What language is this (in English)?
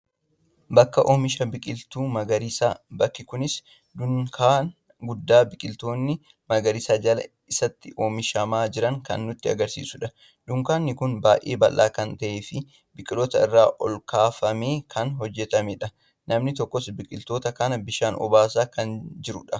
Oromo